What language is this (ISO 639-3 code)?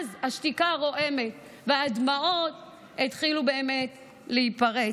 heb